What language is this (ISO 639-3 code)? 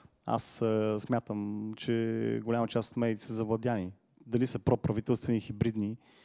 bul